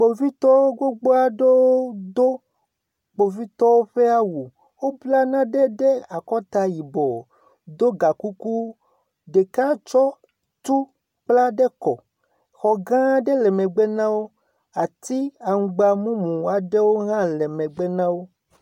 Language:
Ewe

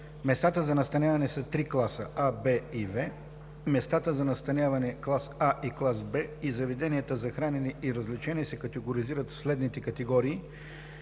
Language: Bulgarian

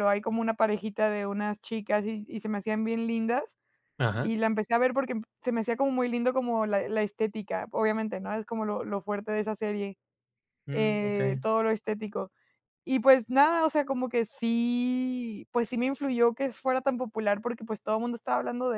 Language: Spanish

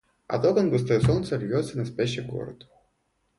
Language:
Russian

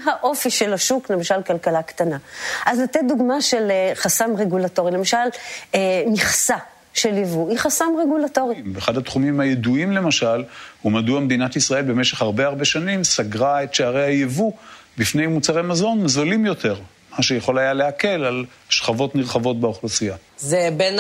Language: Hebrew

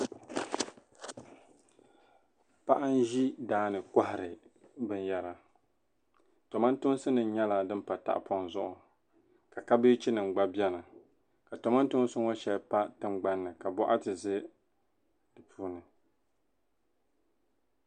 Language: Dagbani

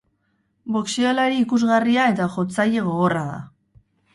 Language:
Basque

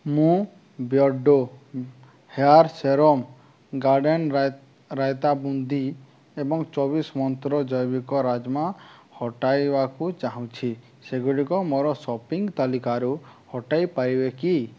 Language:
Odia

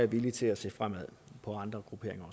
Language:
Danish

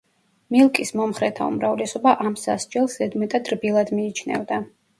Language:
Georgian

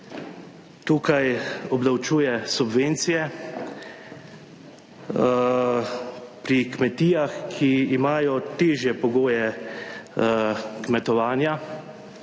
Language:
Slovenian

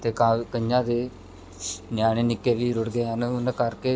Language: Punjabi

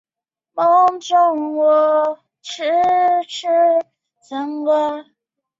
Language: Chinese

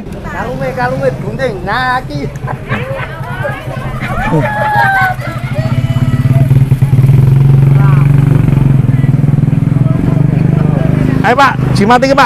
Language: Indonesian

